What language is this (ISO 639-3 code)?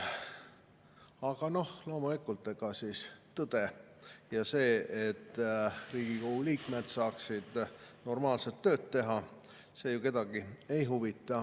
est